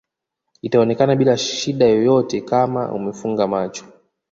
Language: Swahili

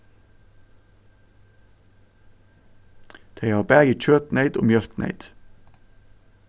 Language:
Faroese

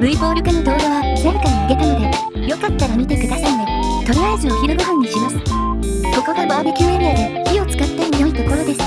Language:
Japanese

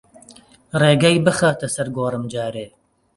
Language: Central Kurdish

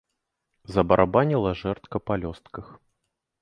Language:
Belarusian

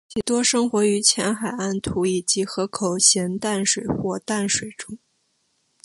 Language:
Chinese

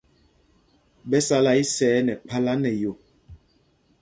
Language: Mpumpong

